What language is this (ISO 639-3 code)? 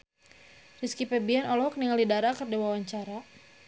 sun